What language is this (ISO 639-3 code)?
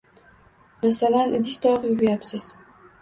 uzb